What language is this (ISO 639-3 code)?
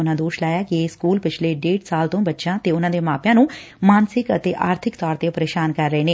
pan